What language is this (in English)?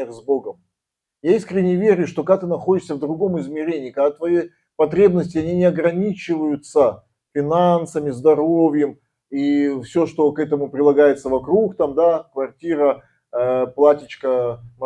Russian